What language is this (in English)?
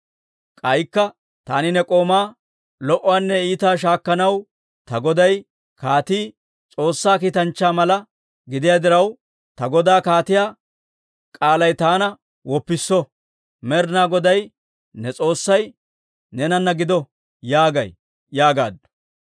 Dawro